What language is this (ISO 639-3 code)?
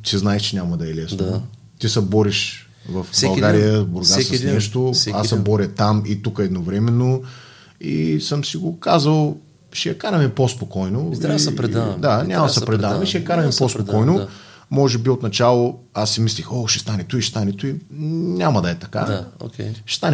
bul